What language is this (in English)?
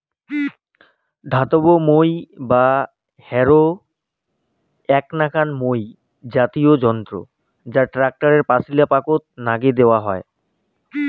Bangla